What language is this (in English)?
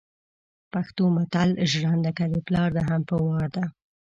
Pashto